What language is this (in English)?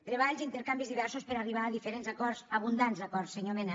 Catalan